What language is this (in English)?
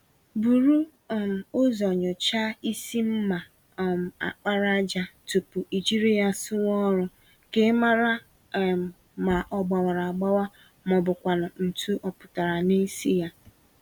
Igbo